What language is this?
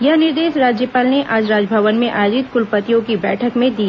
Hindi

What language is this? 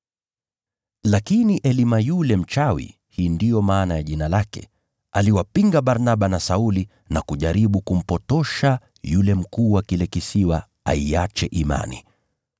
Swahili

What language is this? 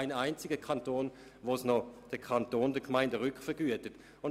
Swiss German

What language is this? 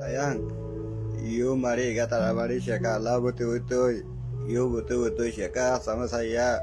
Malay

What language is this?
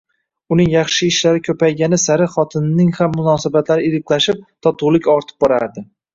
Uzbek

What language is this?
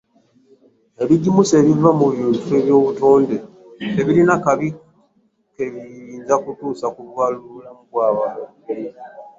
Ganda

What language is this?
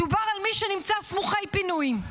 Hebrew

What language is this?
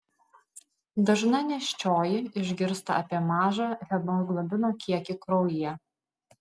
Lithuanian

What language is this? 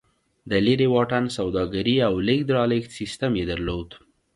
Pashto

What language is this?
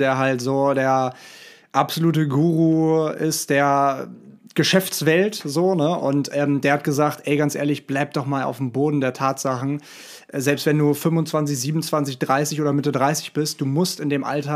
German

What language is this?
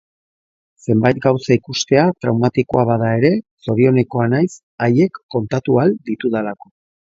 Basque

